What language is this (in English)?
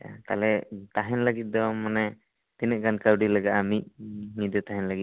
Santali